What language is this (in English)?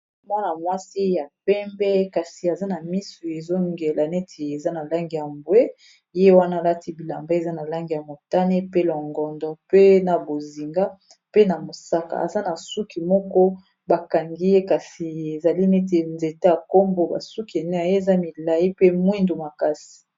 Lingala